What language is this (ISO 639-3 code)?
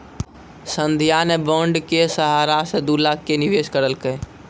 mai